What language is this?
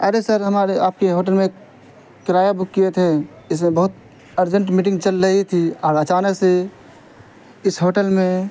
Urdu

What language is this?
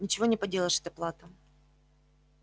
Russian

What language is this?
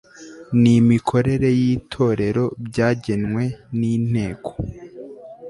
Kinyarwanda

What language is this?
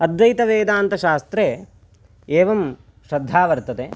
Sanskrit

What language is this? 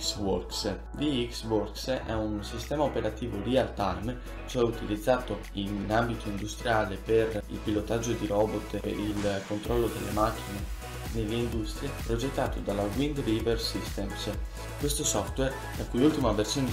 Italian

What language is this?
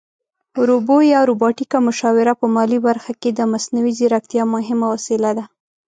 Pashto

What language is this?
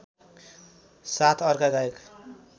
Nepali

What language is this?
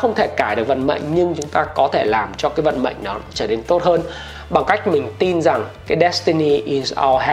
Vietnamese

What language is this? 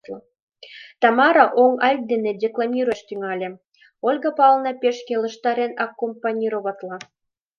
Mari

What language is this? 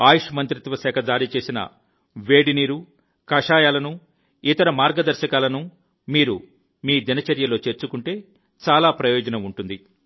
Telugu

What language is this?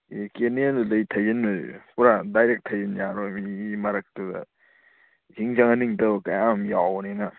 Manipuri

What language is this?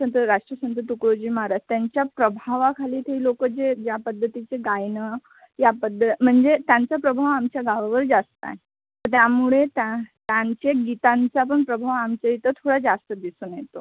Marathi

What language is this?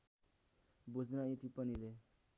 Nepali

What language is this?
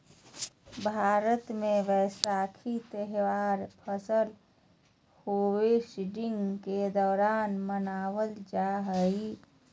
Magahi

